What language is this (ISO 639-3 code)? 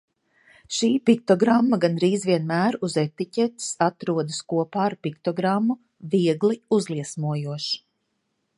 lav